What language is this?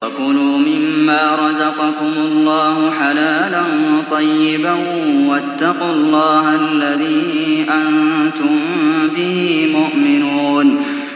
Arabic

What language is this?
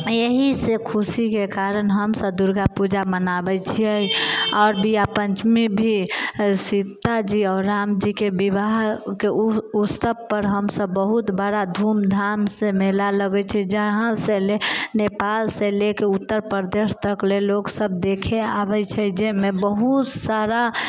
Maithili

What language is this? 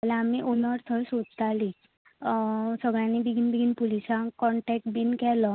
Konkani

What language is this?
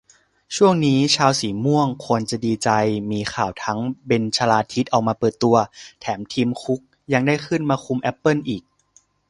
Thai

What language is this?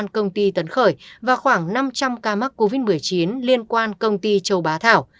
Vietnamese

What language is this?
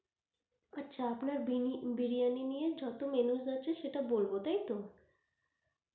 Bangla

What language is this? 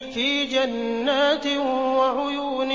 Arabic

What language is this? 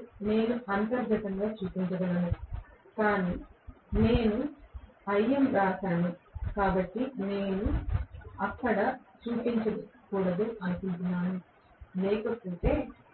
Telugu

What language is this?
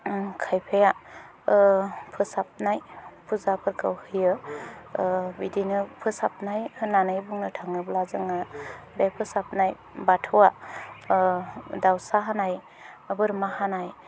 Bodo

